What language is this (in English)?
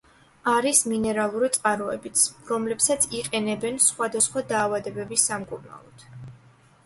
Georgian